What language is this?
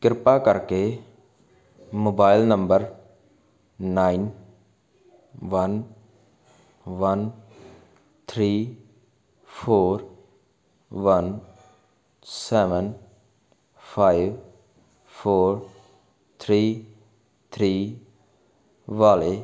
Punjabi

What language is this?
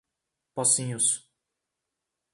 Portuguese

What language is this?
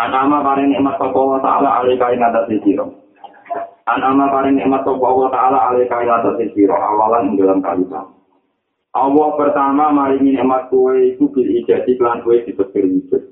Malay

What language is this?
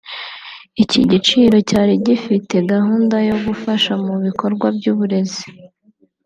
Kinyarwanda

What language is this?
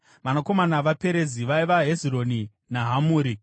Shona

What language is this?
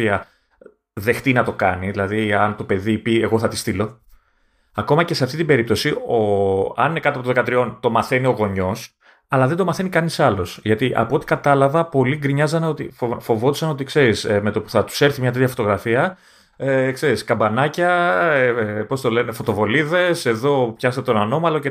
Greek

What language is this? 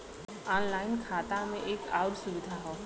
Bhojpuri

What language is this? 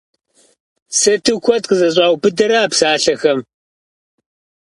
Kabardian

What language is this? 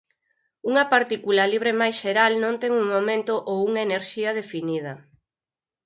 Galician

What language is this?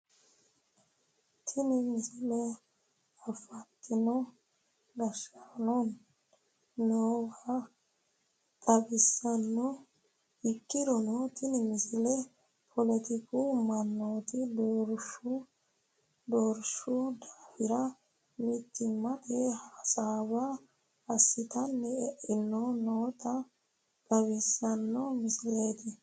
Sidamo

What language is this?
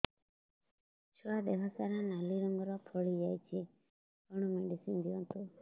Odia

